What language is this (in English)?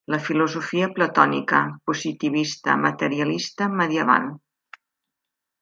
Catalan